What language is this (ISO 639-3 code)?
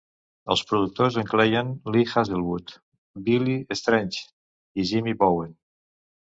cat